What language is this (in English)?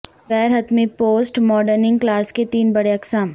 Urdu